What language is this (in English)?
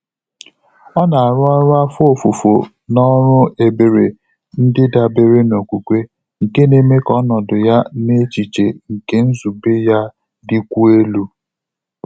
Igbo